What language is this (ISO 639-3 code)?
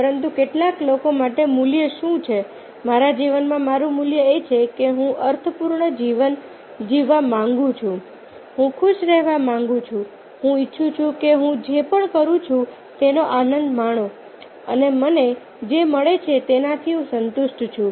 guj